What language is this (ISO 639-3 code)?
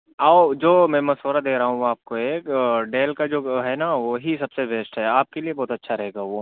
urd